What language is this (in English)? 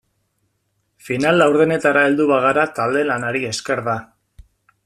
Basque